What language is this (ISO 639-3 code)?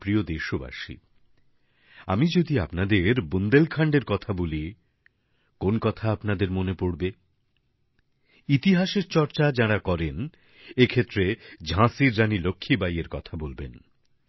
ben